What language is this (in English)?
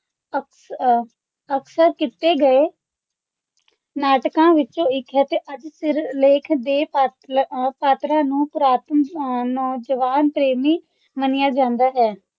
Punjabi